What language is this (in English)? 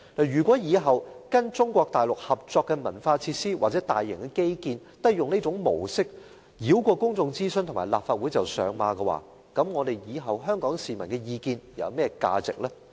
Cantonese